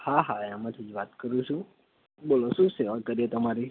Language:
Gujarati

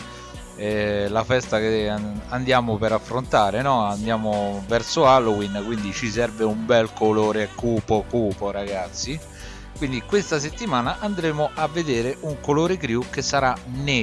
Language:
Italian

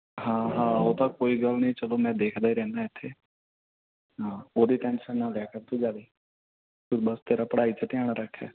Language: Punjabi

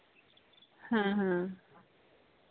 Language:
Santali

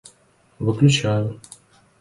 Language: Russian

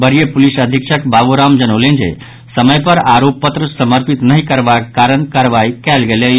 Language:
Maithili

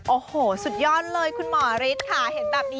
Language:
Thai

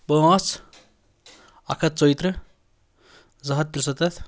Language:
Kashmiri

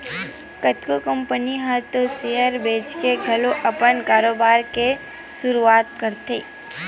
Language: Chhattisgarhi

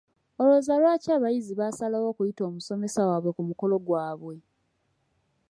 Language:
Ganda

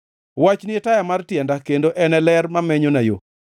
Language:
Luo (Kenya and Tanzania)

